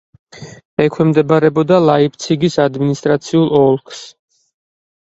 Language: Georgian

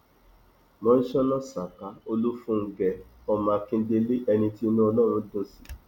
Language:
Yoruba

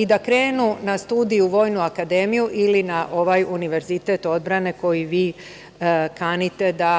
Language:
Serbian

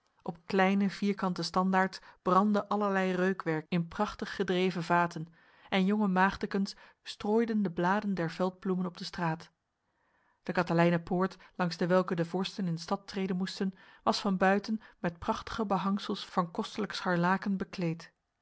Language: Dutch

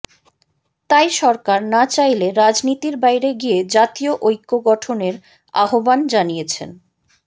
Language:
Bangla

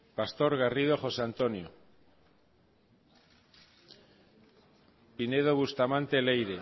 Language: Basque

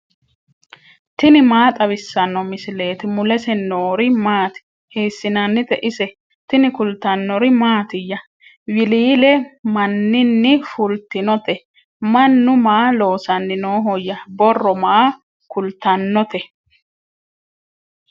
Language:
Sidamo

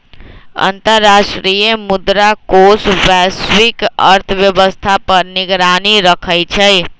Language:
Magahi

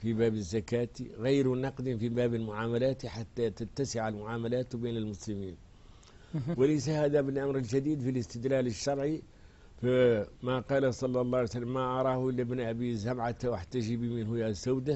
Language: Arabic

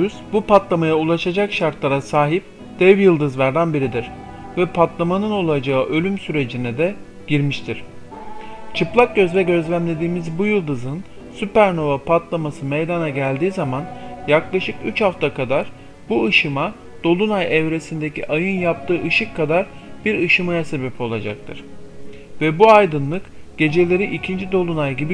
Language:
Turkish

